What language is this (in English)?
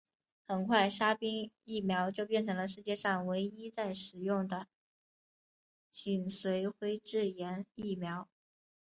Chinese